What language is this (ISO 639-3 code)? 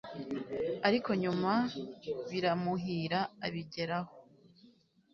kin